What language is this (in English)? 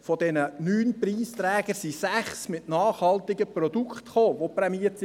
Swiss German